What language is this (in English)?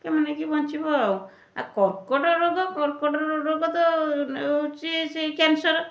Odia